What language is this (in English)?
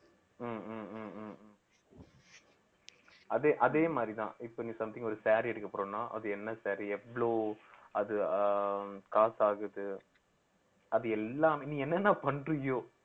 Tamil